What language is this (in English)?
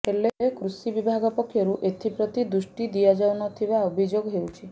Odia